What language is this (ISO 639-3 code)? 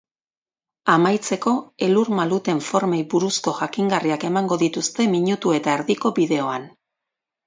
eus